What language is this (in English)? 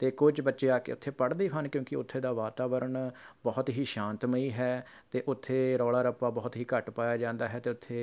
Punjabi